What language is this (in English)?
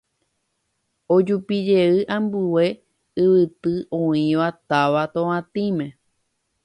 Guarani